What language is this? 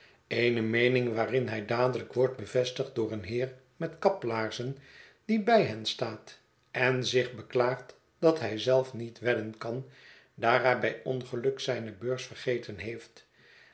Dutch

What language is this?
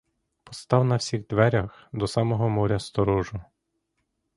Ukrainian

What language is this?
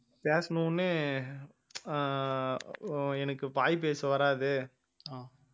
Tamil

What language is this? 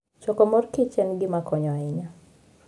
Luo (Kenya and Tanzania)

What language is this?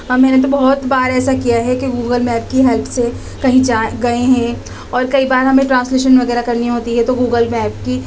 Urdu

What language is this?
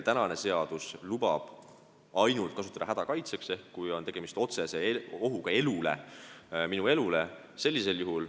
Estonian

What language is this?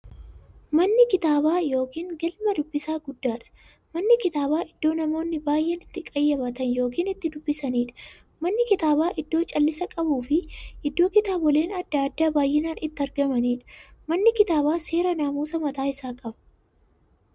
Oromo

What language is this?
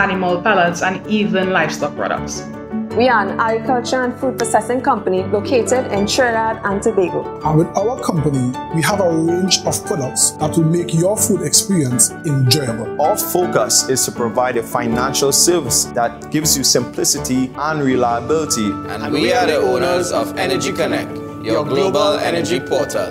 English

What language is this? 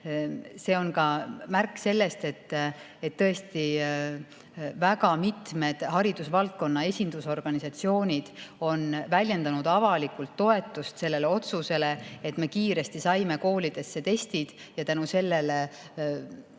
Estonian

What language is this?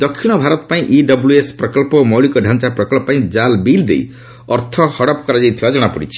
Odia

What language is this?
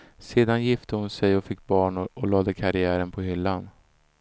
Swedish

